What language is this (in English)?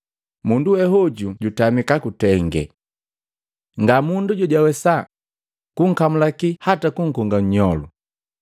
Matengo